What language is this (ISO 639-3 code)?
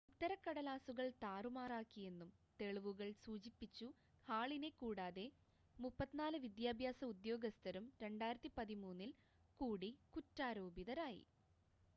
mal